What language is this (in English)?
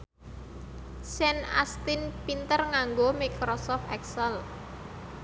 Javanese